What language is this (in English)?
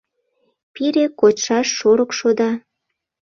Mari